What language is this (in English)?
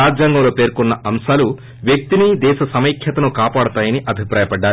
Telugu